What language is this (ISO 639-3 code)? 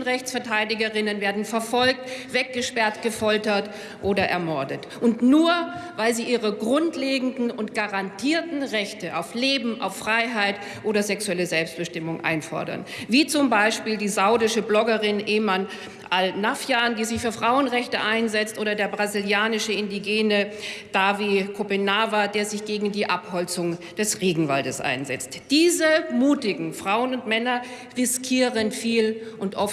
deu